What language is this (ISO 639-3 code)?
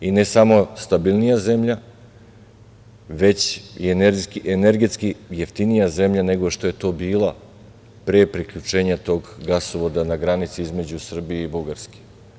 srp